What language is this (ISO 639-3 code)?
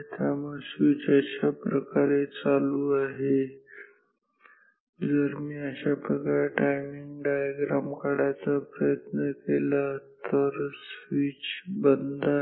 mar